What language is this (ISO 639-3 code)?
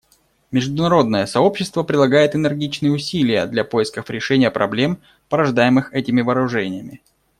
rus